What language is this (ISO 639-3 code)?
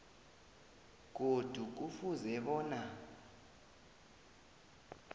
nbl